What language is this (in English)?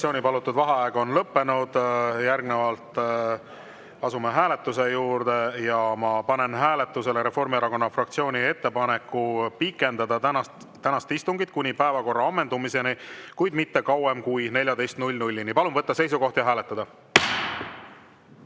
Estonian